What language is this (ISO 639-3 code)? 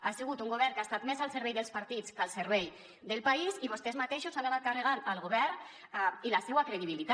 cat